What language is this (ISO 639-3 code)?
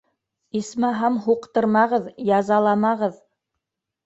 bak